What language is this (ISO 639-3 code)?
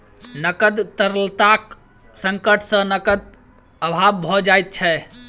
mai